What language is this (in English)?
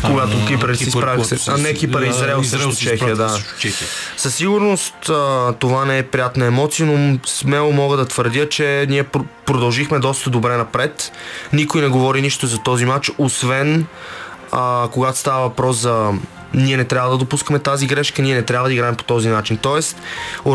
Bulgarian